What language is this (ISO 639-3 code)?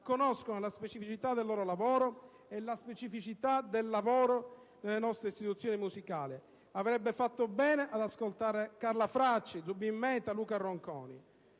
ita